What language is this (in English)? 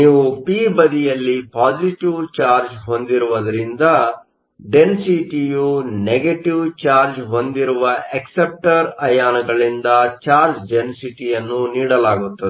Kannada